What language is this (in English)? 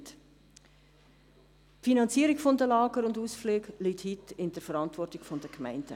Swiss German